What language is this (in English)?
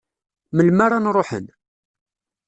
Kabyle